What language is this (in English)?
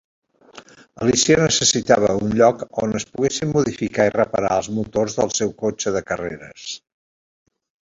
Catalan